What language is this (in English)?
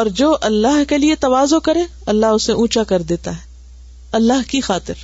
Urdu